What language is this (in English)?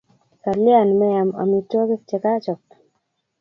Kalenjin